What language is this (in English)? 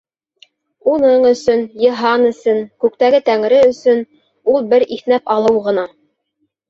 Bashkir